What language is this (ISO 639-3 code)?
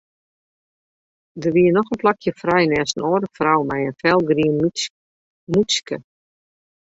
fry